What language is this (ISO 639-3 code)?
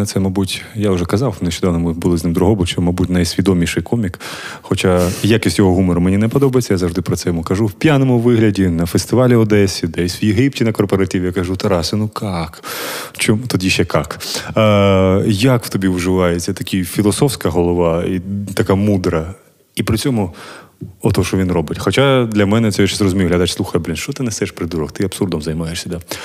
ukr